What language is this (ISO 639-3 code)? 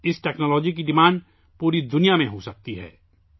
urd